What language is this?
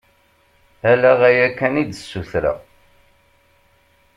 Kabyle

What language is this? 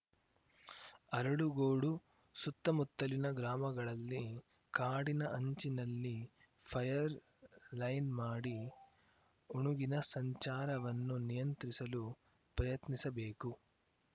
Kannada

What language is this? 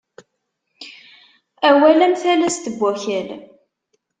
Kabyle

